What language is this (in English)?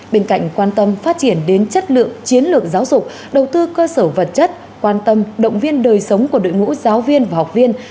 Vietnamese